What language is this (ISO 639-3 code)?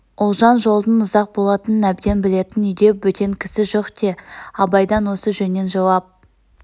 kaz